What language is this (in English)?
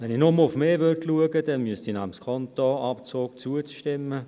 Swiss German